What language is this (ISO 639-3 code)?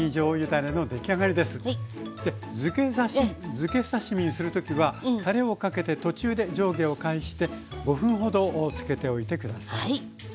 jpn